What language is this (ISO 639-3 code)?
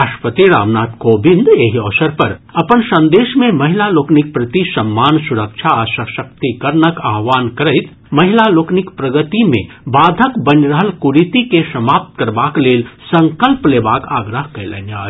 mai